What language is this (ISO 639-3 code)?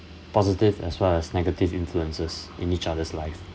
eng